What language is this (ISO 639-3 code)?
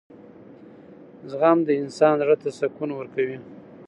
pus